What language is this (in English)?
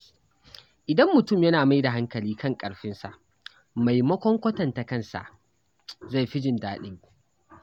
Hausa